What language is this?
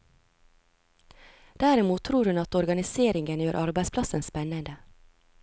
Norwegian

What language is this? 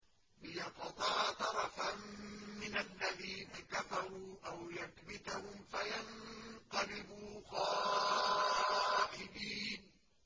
Arabic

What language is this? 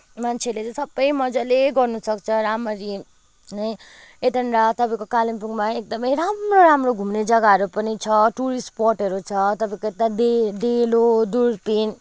Nepali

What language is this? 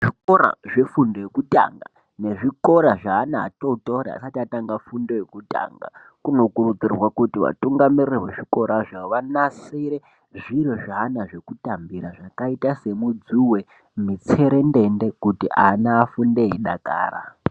Ndau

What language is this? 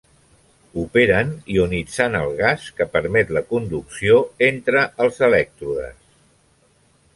Catalan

